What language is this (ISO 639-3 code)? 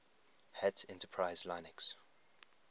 eng